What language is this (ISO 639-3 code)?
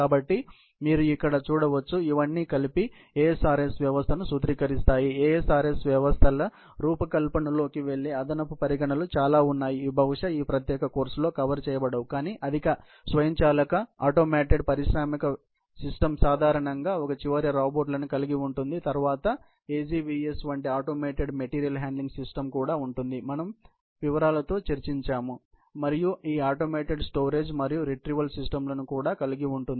tel